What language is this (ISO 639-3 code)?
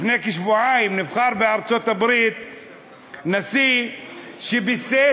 heb